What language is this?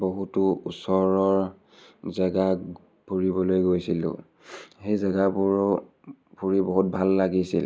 Assamese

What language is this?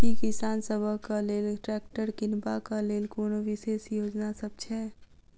Maithili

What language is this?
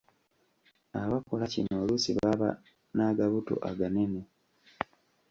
Ganda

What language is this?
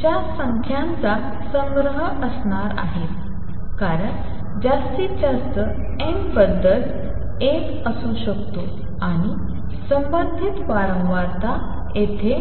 Marathi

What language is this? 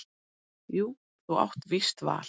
Icelandic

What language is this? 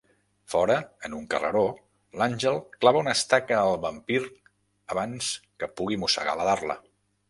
Catalan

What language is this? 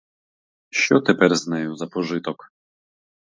Ukrainian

